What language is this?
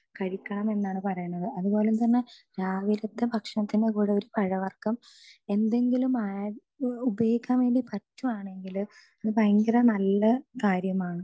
Malayalam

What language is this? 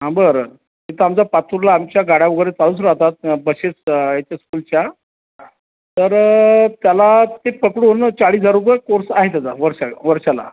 Marathi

